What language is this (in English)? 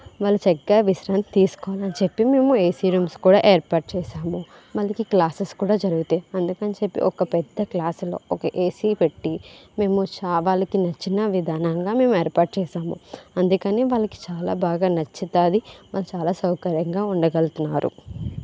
Telugu